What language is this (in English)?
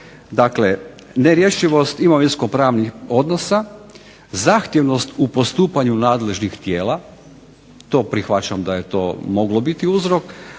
Croatian